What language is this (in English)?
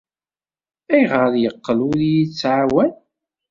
Kabyle